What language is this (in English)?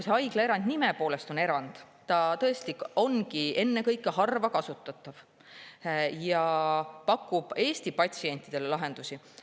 Estonian